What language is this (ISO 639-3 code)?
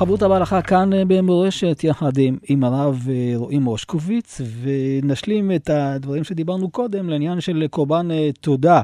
heb